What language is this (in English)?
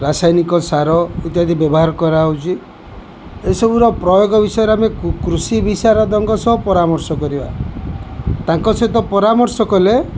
Odia